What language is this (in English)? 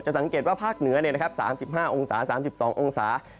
Thai